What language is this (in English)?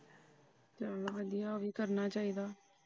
Punjabi